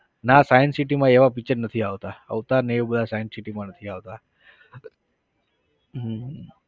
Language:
Gujarati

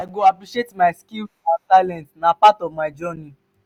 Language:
Nigerian Pidgin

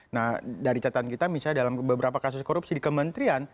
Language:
Indonesian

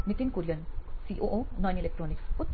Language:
Gujarati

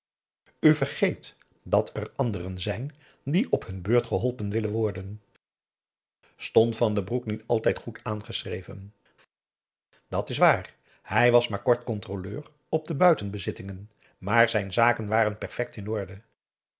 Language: Dutch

